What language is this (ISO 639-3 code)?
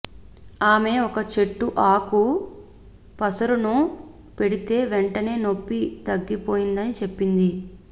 tel